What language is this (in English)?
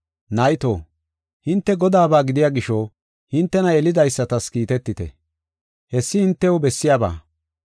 Gofa